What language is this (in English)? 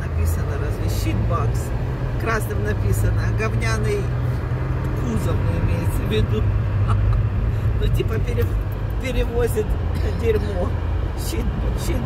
Russian